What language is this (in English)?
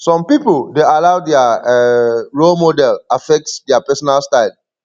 Nigerian Pidgin